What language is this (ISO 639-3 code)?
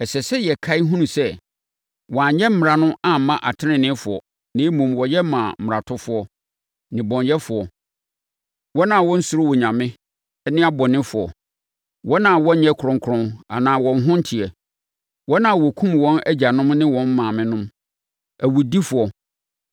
aka